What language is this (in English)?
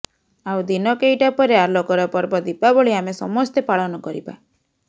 Odia